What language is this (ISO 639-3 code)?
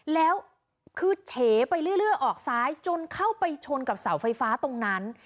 tha